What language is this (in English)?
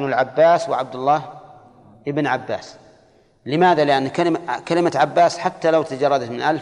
Arabic